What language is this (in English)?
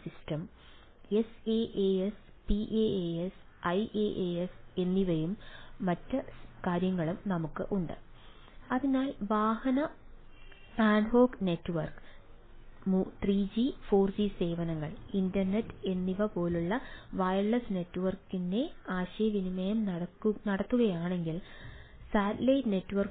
Malayalam